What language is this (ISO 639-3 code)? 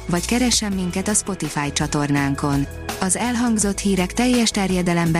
hun